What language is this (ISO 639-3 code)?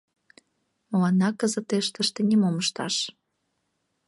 chm